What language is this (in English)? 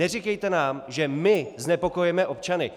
Czech